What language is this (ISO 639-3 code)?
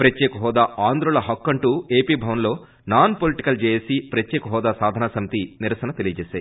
tel